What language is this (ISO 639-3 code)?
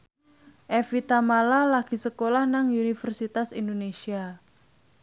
jav